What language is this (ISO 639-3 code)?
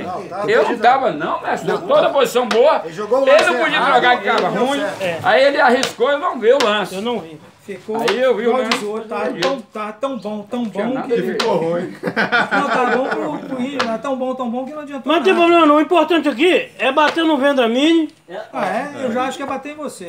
por